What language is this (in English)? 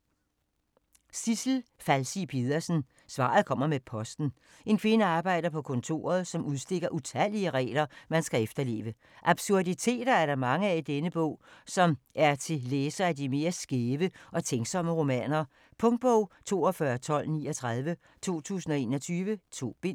Danish